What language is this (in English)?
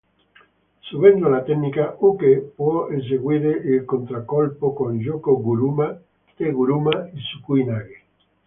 Italian